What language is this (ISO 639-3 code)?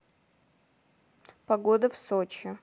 rus